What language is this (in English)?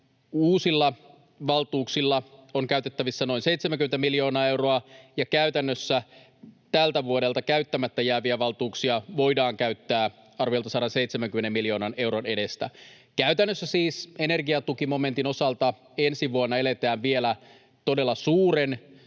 Finnish